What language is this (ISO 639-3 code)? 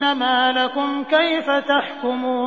ara